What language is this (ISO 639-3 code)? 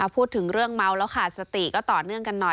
tha